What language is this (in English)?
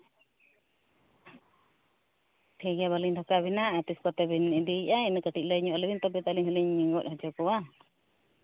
Santali